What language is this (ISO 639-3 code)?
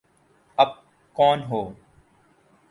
urd